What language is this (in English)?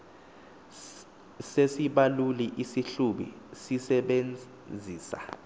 Xhosa